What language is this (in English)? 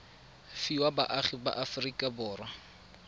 Tswana